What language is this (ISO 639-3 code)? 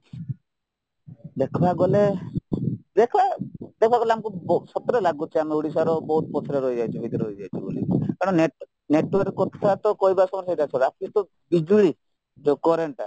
ori